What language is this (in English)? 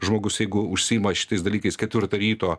Lithuanian